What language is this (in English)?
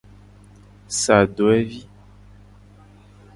Gen